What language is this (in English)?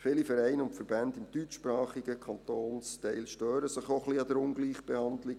Swiss German